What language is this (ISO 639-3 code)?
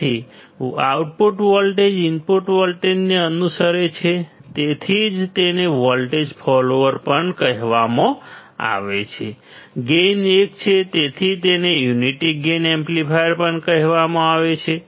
guj